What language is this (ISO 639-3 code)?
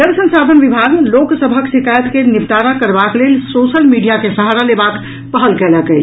mai